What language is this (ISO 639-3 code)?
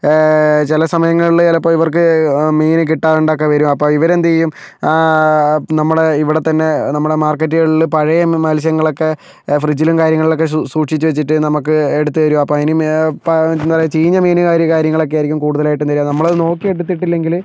mal